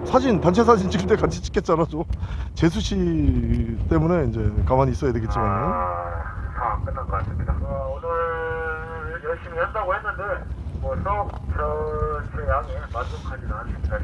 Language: Korean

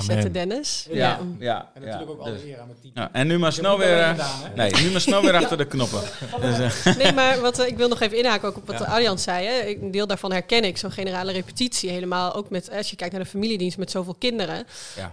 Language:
Dutch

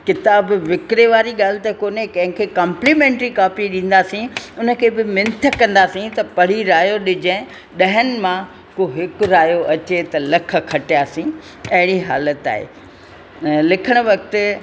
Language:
Sindhi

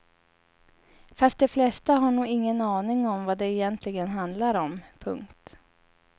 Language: Swedish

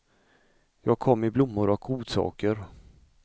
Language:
Swedish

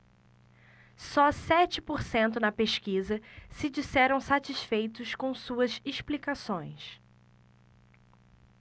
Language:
Portuguese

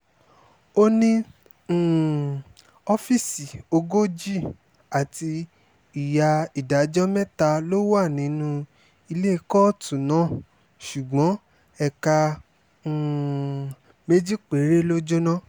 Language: Yoruba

